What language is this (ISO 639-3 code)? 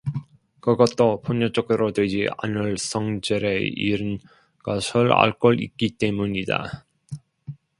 kor